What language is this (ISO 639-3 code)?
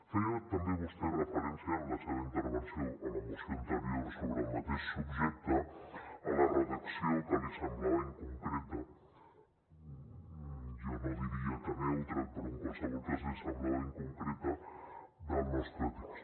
cat